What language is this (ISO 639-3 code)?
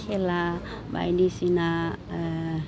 brx